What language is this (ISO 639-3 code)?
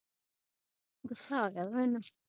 pan